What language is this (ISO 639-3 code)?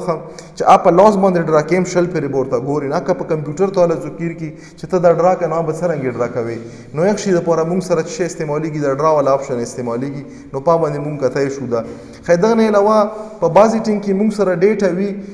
ron